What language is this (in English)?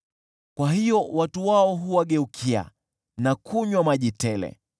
Swahili